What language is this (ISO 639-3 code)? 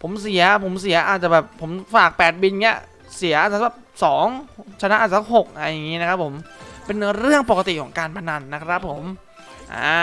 tha